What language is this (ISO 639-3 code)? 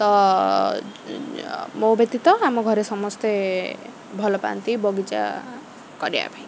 ori